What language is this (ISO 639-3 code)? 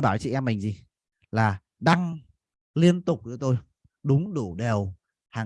vie